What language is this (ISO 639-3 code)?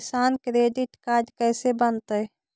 mag